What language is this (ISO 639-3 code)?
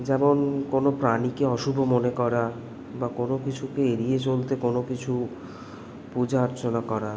ben